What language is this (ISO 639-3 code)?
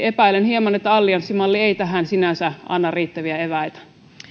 fin